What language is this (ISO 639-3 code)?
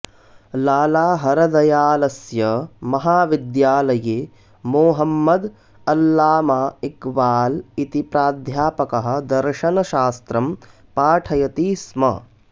san